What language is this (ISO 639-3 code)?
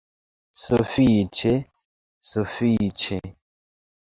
epo